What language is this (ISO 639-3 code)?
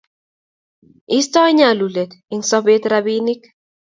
kln